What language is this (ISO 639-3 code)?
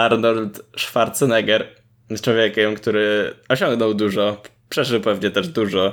pol